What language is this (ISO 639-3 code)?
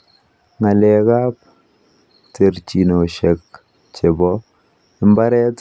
kln